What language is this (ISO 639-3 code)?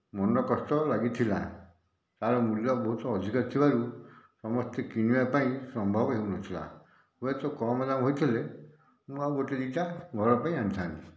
ori